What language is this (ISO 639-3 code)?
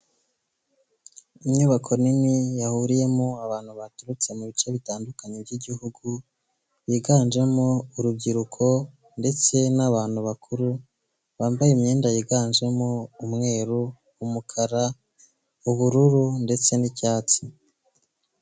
kin